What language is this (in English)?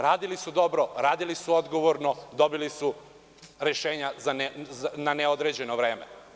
Serbian